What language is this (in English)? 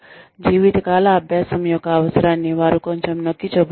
Telugu